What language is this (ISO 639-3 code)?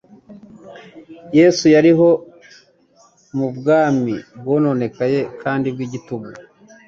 kin